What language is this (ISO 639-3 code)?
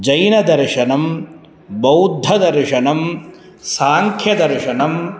san